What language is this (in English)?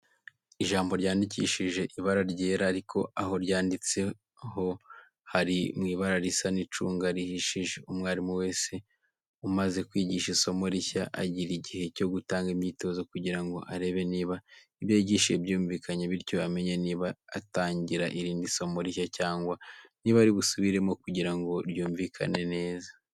Kinyarwanda